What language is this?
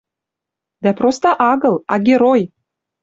Western Mari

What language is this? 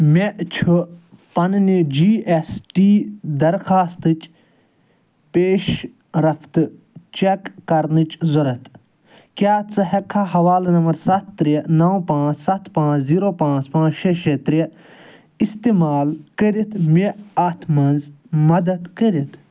Kashmiri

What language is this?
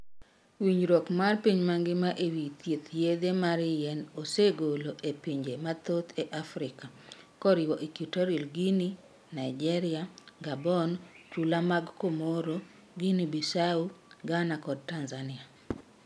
Luo (Kenya and Tanzania)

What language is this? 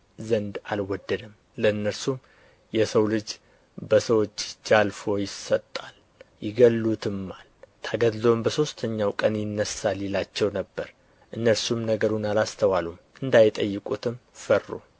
Amharic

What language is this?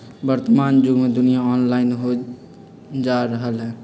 Magahi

